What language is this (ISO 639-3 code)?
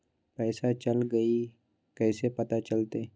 mag